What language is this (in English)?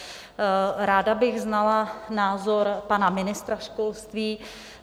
Czech